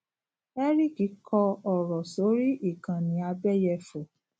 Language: Yoruba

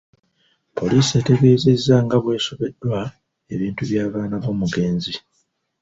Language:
Ganda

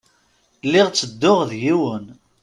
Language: Kabyle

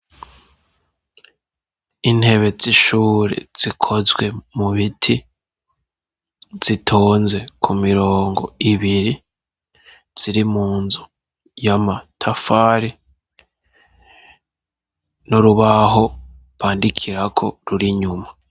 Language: Rundi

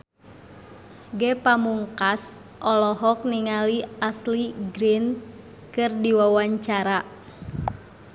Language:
Sundanese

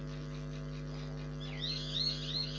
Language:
Maithili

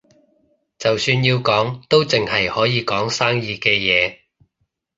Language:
Cantonese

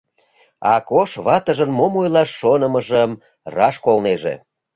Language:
Mari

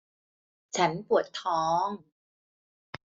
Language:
Thai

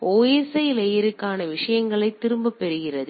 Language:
Tamil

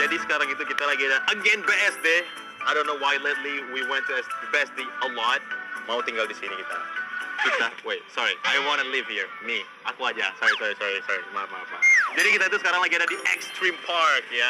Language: Indonesian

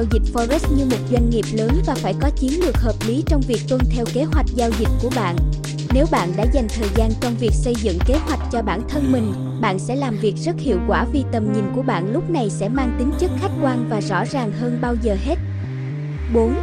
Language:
Vietnamese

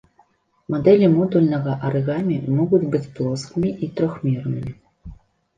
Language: Belarusian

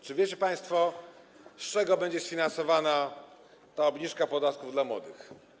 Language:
Polish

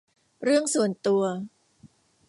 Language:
Thai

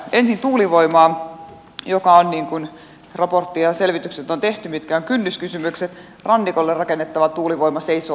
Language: Finnish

